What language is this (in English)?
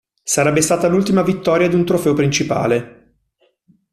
Italian